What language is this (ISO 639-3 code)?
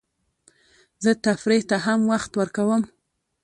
pus